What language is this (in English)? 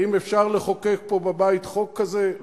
Hebrew